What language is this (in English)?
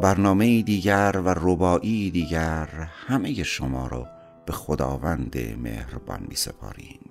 Persian